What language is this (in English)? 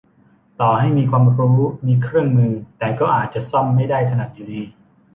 Thai